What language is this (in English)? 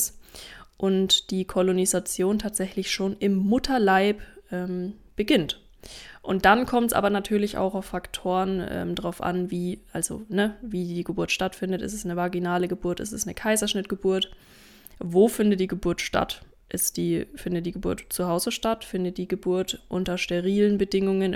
German